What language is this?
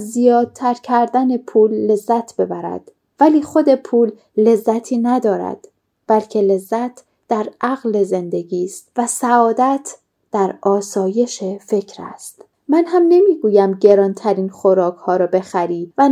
Persian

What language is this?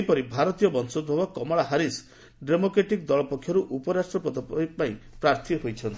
Odia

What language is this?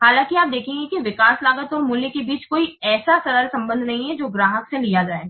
Hindi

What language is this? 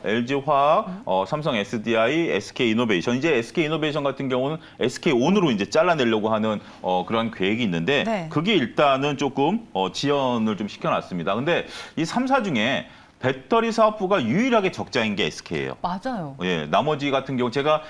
Korean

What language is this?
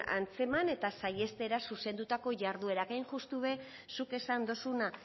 Basque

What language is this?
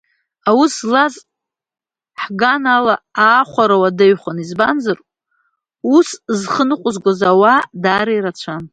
Abkhazian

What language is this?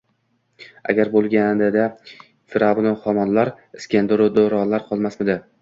Uzbek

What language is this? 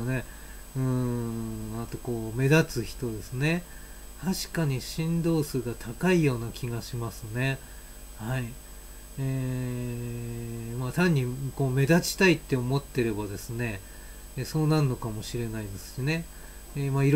Japanese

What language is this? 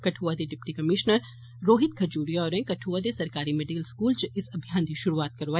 Dogri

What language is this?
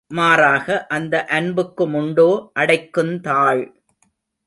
Tamil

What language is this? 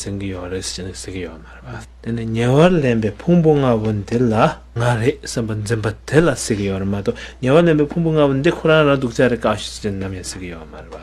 Korean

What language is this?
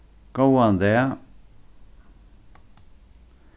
Faroese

